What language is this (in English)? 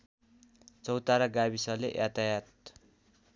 Nepali